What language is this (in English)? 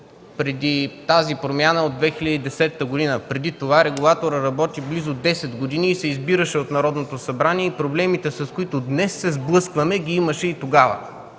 Bulgarian